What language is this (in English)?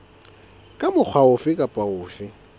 Southern Sotho